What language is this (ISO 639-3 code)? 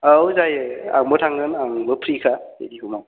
brx